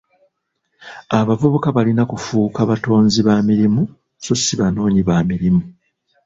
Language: Ganda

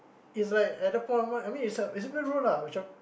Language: English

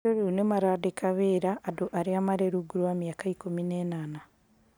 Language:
Kikuyu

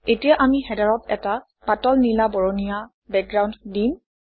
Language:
Assamese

